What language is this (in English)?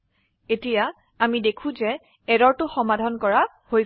Assamese